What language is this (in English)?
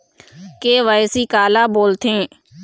Chhattisgarhi